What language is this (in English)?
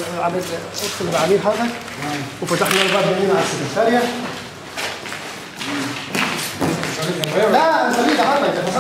Arabic